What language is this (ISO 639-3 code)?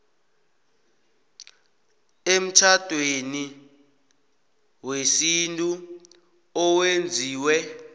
nbl